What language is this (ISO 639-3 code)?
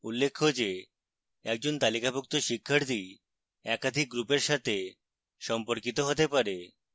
ben